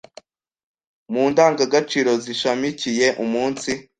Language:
Kinyarwanda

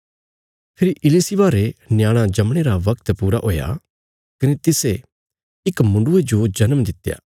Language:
Bilaspuri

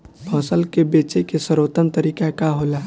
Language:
Bhojpuri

